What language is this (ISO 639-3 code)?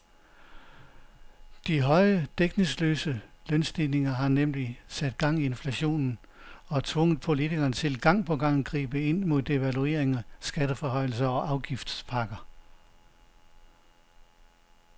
dan